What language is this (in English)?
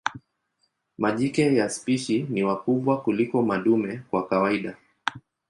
Swahili